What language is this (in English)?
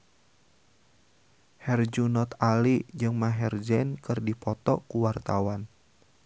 Sundanese